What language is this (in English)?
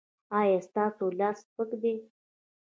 Pashto